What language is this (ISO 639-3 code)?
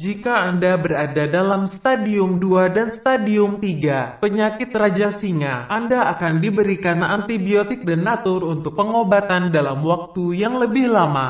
ind